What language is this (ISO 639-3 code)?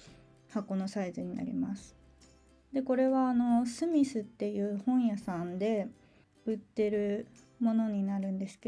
jpn